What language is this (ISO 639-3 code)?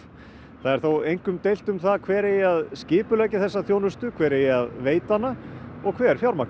isl